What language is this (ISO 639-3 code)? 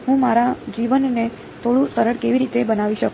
guj